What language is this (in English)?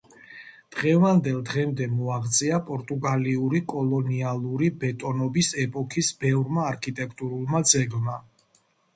Georgian